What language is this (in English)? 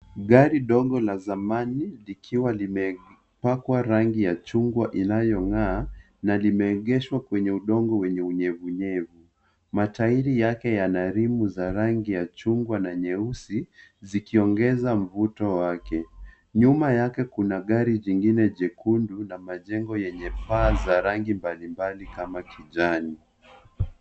Swahili